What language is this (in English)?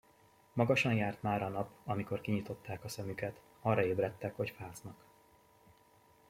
Hungarian